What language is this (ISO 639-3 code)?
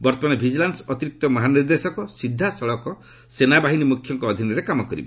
ori